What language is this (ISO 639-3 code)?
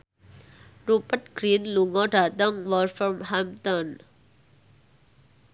jav